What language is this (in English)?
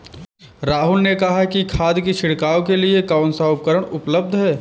Hindi